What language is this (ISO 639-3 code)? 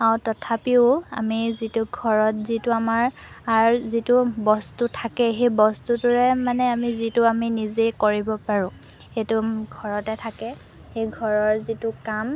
asm